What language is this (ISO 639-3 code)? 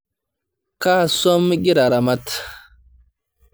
mas